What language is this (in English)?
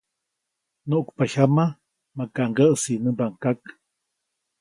Copainalá Zoque